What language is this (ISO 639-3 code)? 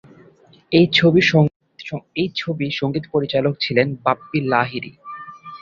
ben